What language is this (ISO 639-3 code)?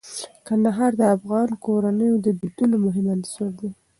pus